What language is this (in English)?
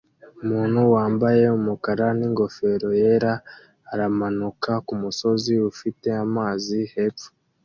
Kinyarwanda